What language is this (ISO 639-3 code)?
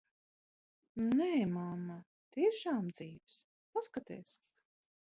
lav